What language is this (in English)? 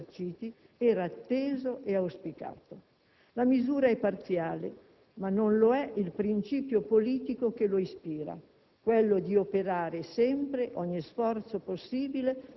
Italian